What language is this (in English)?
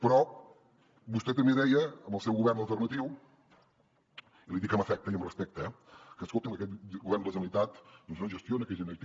Catalan